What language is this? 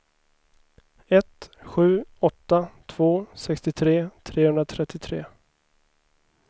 Swedish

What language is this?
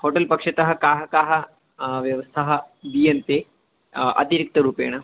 Sanskrit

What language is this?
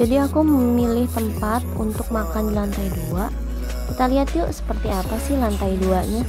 Indonesian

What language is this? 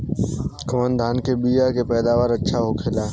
Bhojpuri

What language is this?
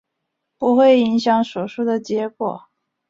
Chinese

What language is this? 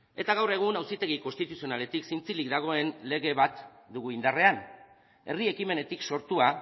Basque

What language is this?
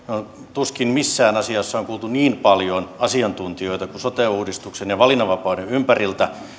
Finnish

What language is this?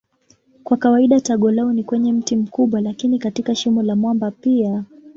Swahili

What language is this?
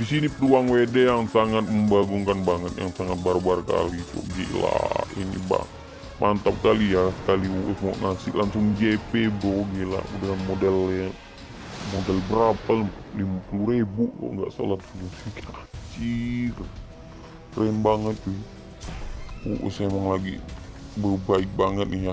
Indonesian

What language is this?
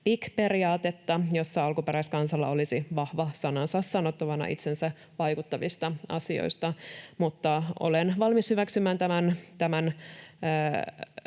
Finnish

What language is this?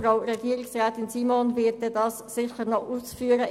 Swiss German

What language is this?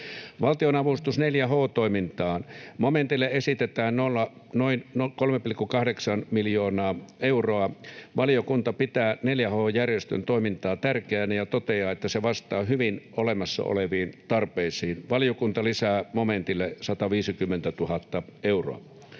Finnish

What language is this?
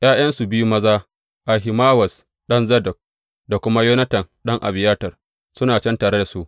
Hausa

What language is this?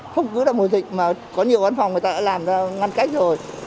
Vietnamese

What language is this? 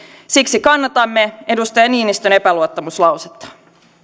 Finnish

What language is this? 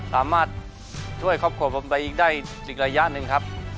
Thai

